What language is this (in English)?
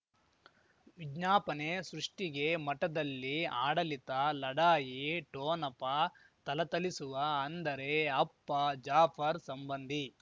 Kannada